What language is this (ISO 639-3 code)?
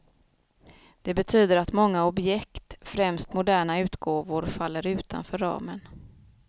swe